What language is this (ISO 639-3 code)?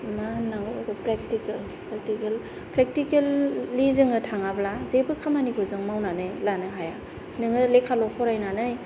brx